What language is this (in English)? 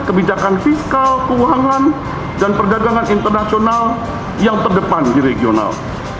Indonesian